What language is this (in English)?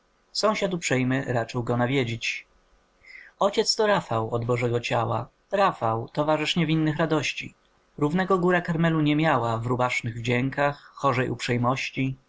Polish